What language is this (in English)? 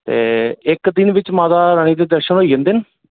Dogri